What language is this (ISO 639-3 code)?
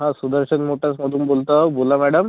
mar